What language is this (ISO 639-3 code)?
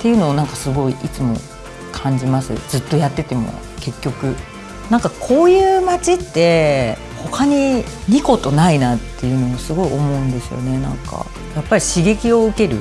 jpn